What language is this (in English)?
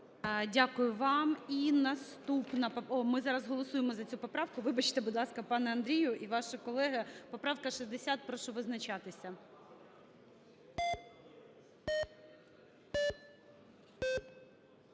Ukrainian